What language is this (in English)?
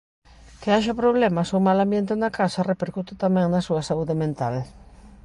Galician